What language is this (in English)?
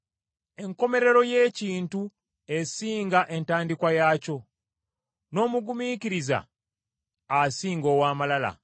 Ganda